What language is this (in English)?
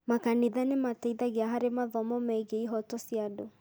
Kikuyu